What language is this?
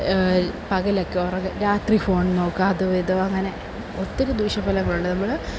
Malayalam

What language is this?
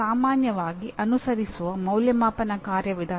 Kannada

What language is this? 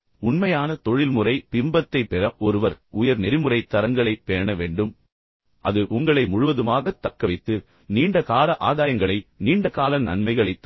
Tamil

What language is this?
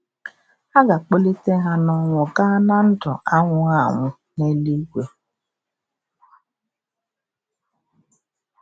Igbo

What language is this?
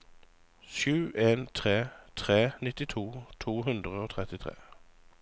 Norwegian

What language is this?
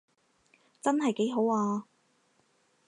Cantonese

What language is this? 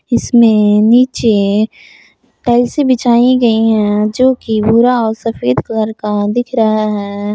Hindi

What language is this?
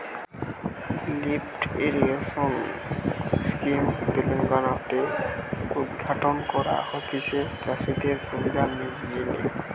Bangla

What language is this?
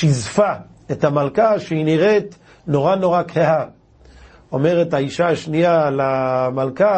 Hebrew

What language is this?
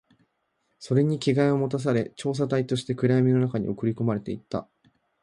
Japanese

